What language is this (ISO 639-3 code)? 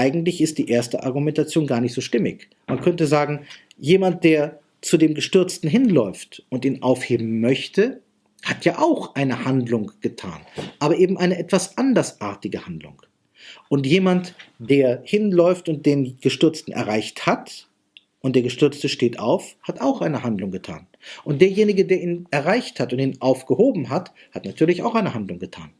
deu